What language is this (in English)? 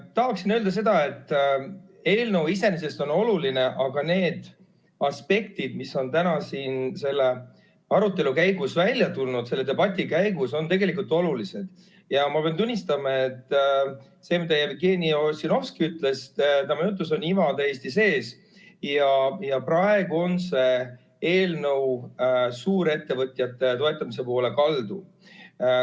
Estonian